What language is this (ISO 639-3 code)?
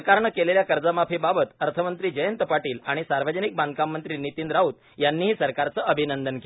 mar